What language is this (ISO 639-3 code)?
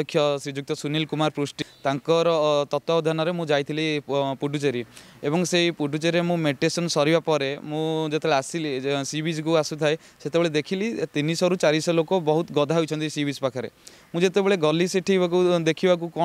hin